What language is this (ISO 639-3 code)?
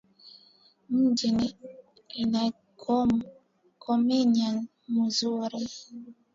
swa